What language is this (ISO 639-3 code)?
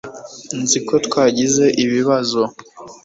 kin